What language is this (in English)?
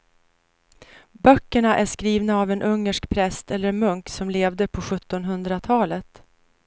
Swedish